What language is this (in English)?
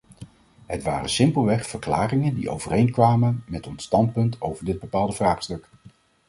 Dutch